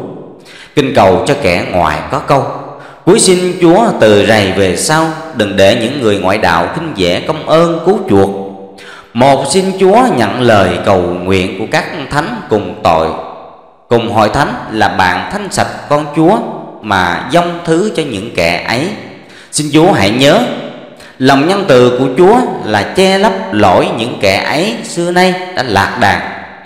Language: Vietnamese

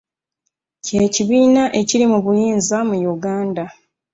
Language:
Ganda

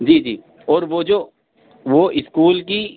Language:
Urdu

